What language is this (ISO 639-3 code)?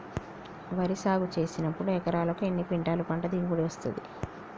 tel